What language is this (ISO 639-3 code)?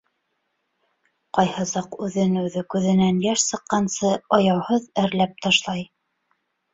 bak